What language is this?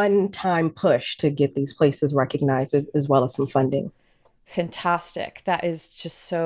English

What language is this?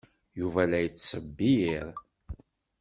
Kabyle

